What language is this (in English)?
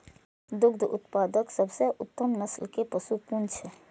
Maithili